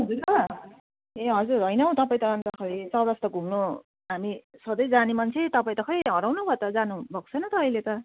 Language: Nepali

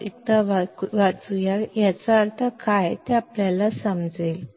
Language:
Kannada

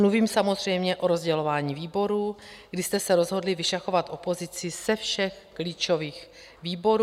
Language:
Czech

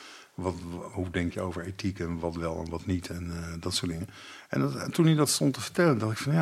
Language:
Dutch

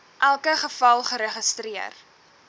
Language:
Afrikaans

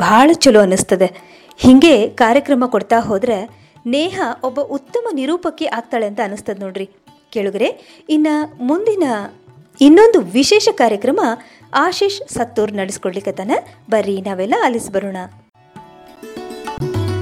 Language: Kannada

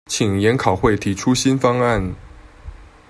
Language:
Chinese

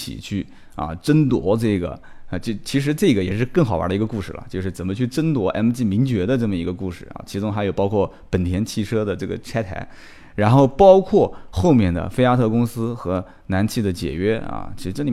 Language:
Chinese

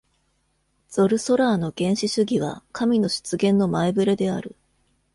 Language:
Japanese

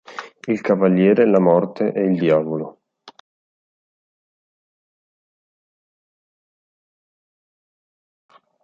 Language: Italian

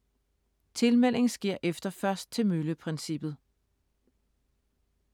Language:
Danish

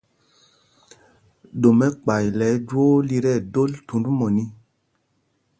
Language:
Mpumpong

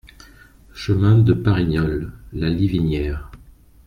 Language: French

